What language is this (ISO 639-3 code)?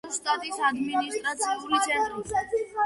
kat